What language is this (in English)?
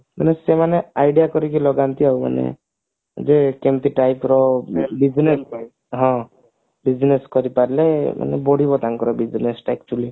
Odia